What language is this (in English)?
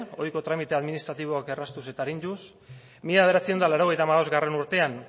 Basque